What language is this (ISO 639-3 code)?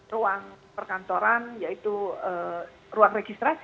ind